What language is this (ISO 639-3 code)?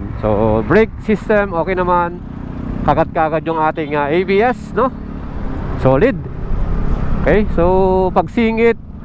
fil